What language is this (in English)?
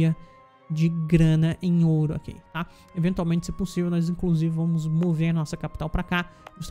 Portuguese